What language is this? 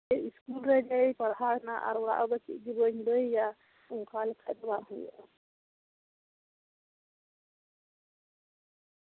Santali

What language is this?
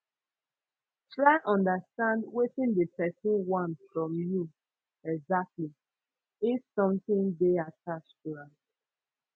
Nigerian Pidgin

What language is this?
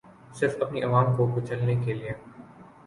Urdu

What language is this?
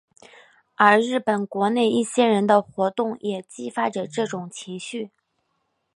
Chinese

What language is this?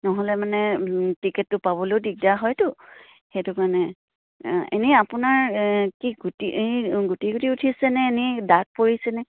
Assamese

